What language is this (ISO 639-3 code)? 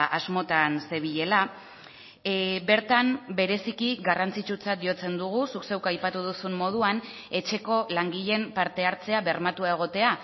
eus